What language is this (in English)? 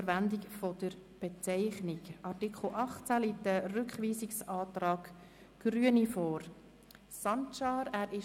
Swiss German